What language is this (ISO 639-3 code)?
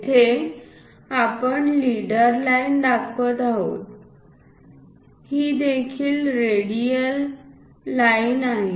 mar